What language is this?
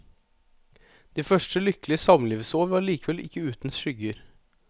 Norwegian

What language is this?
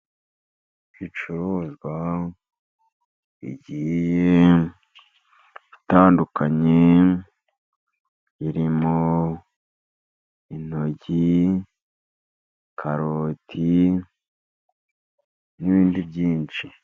Kinyarwanda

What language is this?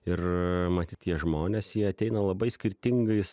Lithuanian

